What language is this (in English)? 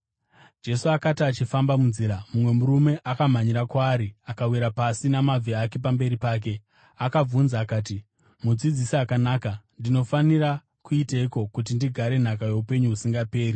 Shona